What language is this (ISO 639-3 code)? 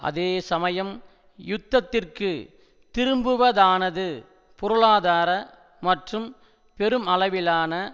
tam